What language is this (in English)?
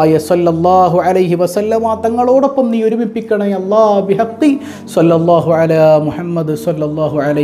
Arabic